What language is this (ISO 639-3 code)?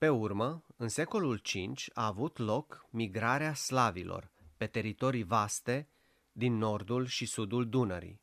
ron